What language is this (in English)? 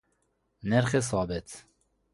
Persian